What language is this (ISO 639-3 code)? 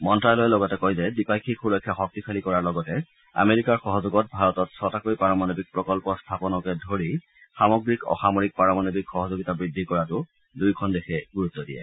asm